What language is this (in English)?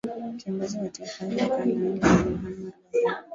Swahili